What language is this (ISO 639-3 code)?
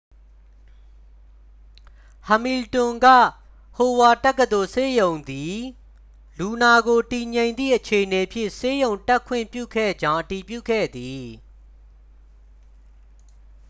mya